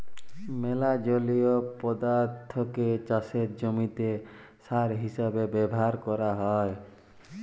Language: Bangla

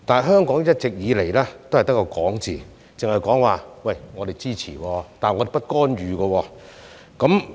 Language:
Cantonese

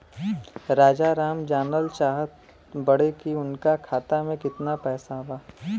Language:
Bhojpuri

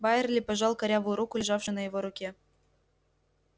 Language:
Russian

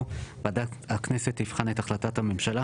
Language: Hebrew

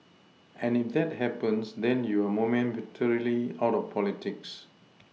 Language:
English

